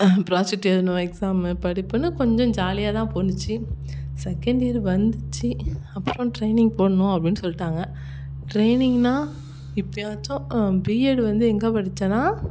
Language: Tamil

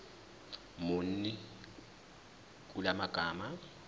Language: Zulu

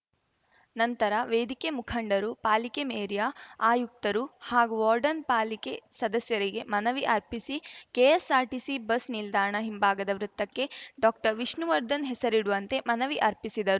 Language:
Kannada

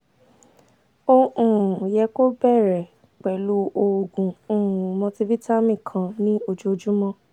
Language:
Yoruba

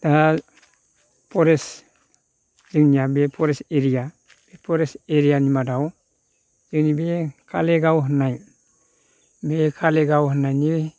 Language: Bodo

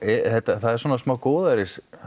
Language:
Icelandic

